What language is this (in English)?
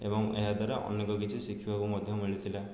Odia